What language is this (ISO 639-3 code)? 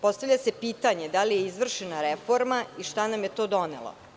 srp